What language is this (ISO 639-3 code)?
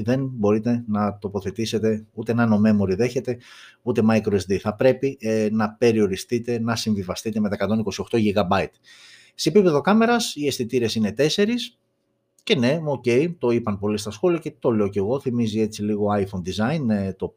ell